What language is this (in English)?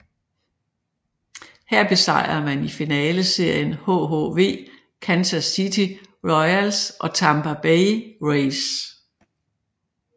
Danish